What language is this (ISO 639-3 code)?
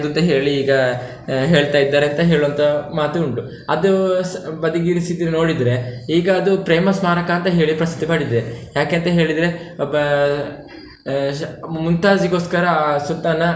kan